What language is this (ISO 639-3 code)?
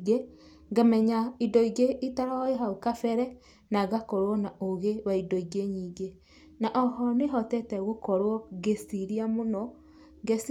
kik